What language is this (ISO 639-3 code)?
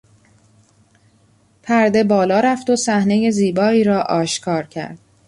fas